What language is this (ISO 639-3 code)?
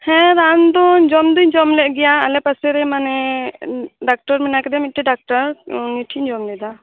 sat